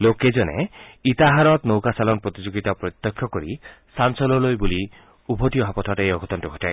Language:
Assamese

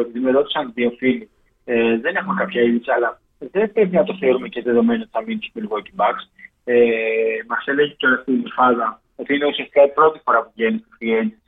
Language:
Greek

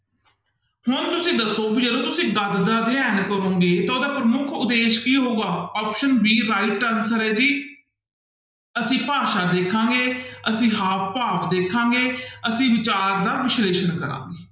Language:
Punjabi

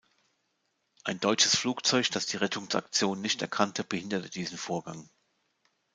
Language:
German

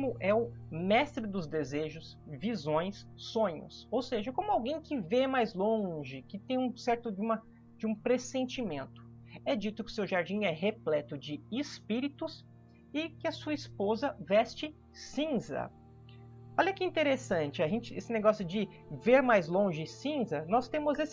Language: Portuguese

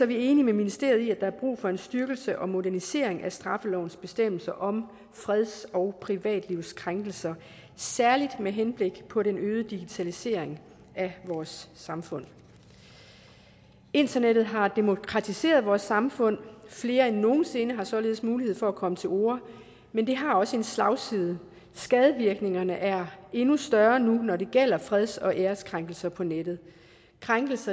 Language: Danish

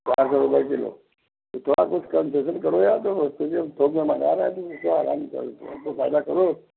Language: Hindi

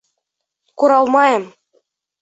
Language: Bashkir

